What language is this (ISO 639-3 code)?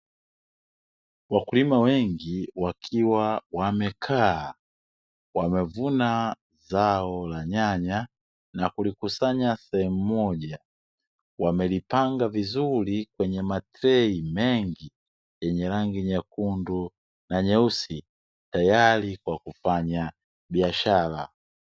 swa